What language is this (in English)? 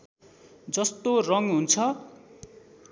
Nepali